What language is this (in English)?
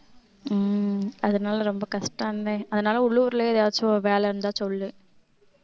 Tamil